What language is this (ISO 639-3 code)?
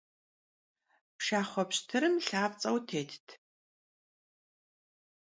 kbd